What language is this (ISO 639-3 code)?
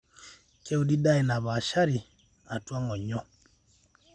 mas